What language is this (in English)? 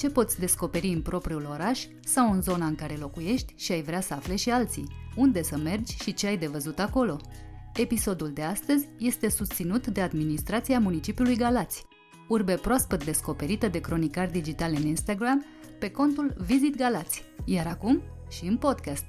Romanian